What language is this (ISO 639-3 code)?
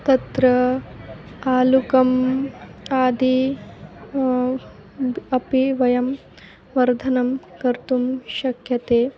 san